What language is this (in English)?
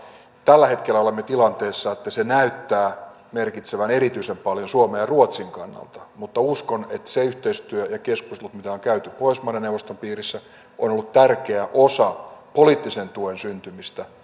Finnish